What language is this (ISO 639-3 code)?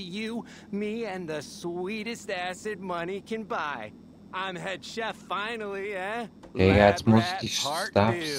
deu